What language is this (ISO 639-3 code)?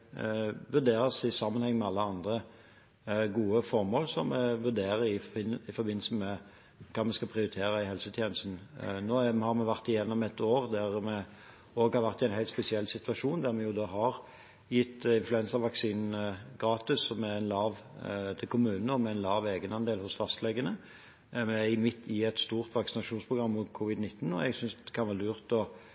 nob